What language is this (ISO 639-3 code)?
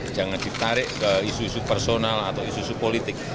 ind